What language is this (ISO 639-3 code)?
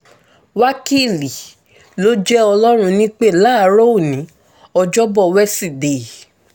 yor